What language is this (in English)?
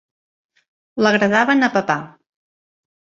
Catalan